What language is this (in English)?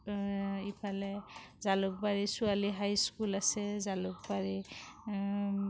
Assamese